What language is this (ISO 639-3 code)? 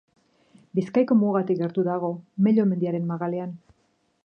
eus